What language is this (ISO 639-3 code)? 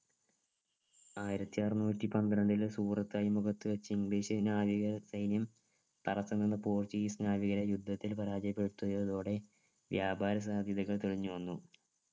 mal